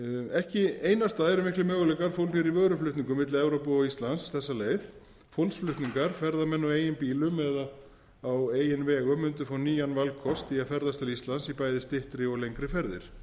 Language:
Icelandic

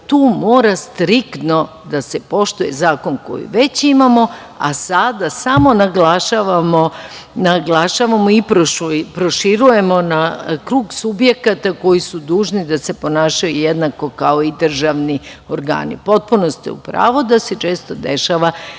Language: Serbian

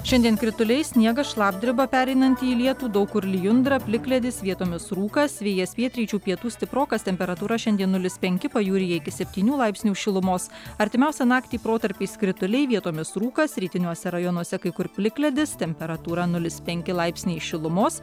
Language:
Lithuanian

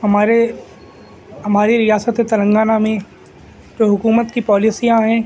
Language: Urdu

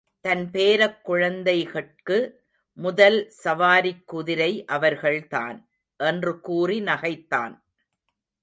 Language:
Tamil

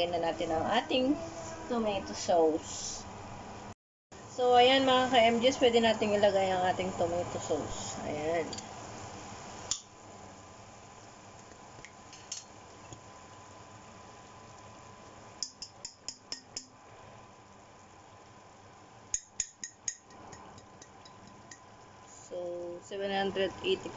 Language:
Filipino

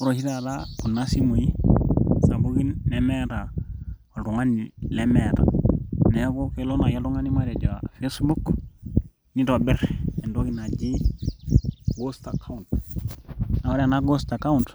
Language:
Masai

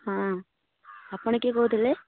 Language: Odia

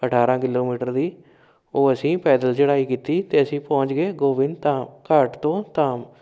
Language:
Punjabi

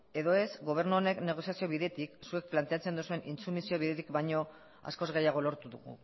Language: Basque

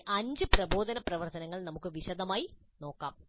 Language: Malayalam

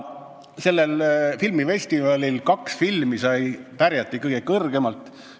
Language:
Estonian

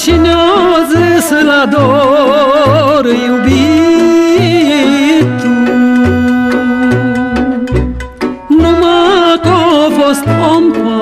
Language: Romanian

